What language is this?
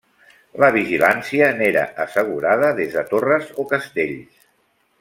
Catalan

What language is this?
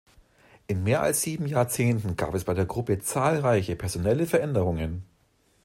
German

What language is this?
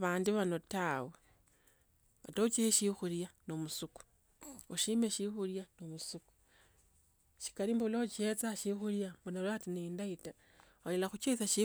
Tsotso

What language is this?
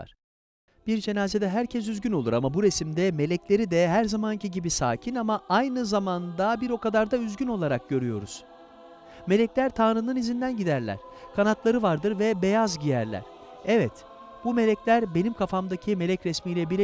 Turkish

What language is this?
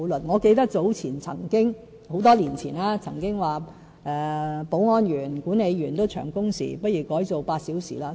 Cantonese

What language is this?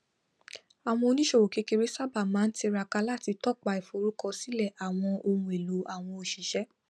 Yoruba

